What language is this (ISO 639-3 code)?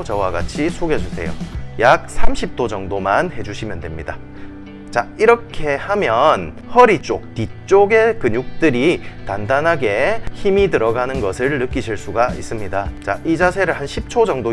kor